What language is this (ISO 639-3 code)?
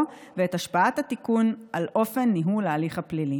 heb